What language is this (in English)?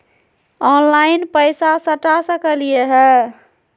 Magahi